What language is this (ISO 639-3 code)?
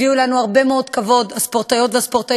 heb